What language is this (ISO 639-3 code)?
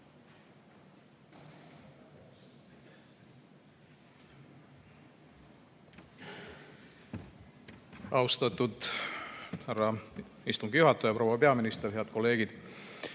est